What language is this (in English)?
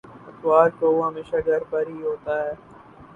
Urdu